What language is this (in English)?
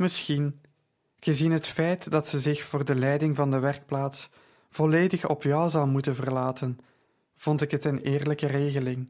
Dutch